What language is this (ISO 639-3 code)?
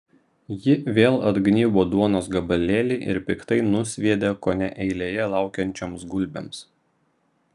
lit